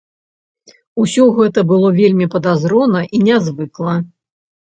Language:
Belarusian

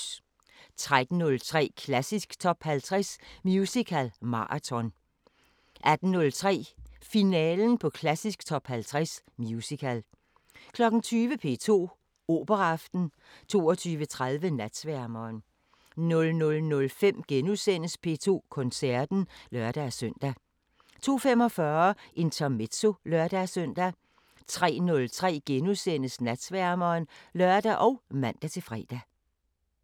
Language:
Danish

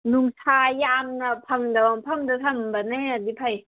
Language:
Manipuri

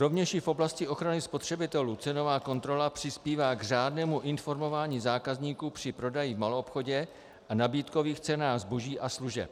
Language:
Czech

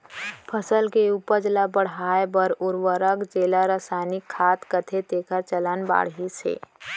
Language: Chhattisgarhi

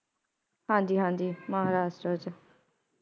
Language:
Punjabi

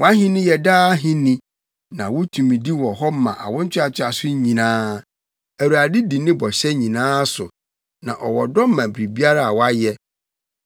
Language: Akan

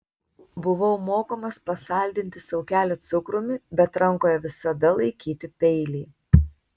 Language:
Lithuanian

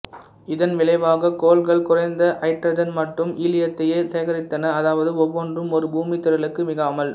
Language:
Tamil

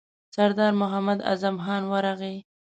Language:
Pashto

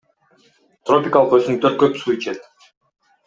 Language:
Kyrgyz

